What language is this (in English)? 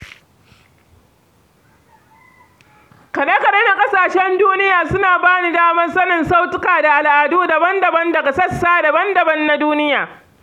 Hausa